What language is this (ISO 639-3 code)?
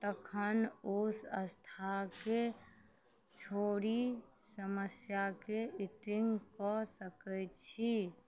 mai